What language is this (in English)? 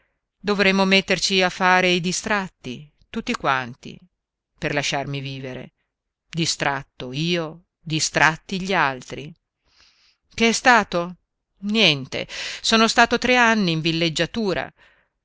Italian